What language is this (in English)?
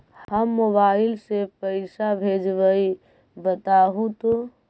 Magahi